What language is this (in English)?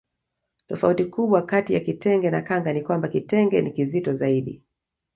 Swahili